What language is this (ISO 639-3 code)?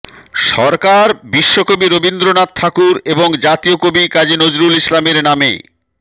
ben